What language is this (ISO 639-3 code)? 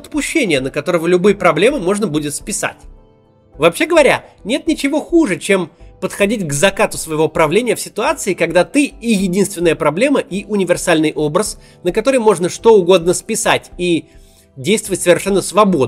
rus